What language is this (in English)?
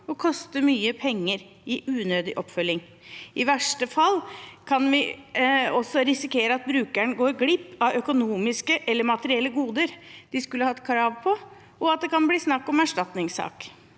Norwegian